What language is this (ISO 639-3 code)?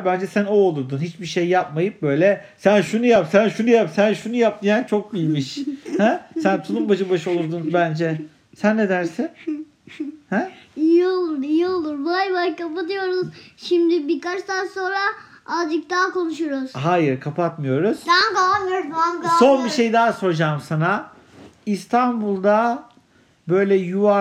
tur